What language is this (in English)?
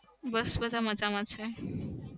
Gujarati